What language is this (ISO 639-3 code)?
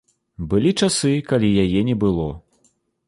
bel